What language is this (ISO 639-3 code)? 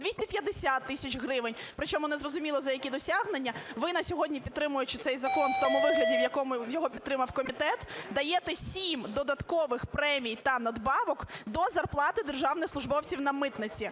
ukr